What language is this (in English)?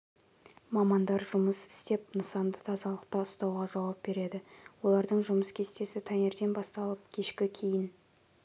Kazakh